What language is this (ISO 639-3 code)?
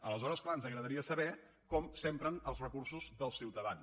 cat